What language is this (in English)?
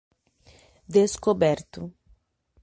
Portuguese